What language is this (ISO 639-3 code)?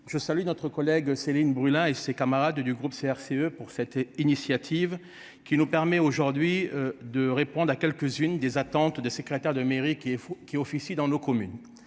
fra